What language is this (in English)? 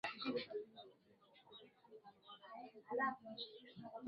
Swahili